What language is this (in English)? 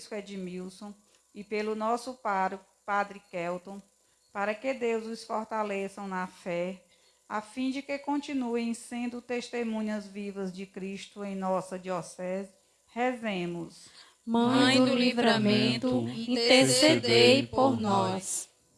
Portuguese